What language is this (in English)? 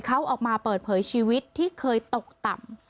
Thai